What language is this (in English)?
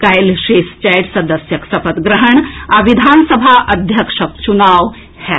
Maithili